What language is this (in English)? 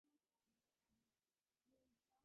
Divehi